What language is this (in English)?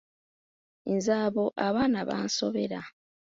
Ganda